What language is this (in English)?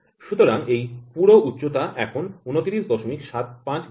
Bangla